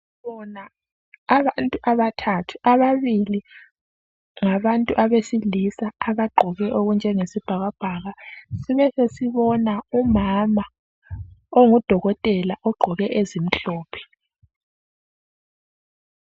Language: North Ndebele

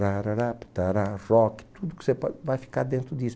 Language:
Portuguese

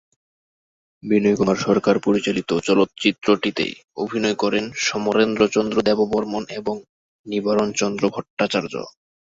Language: Bangla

